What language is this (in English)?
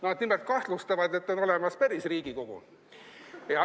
Estonian